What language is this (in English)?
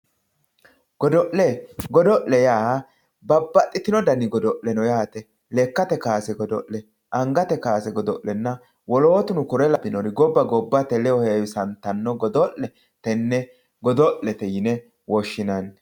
Sidamo